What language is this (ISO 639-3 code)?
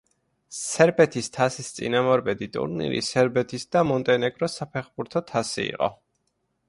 kat